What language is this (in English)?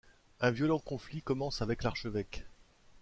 French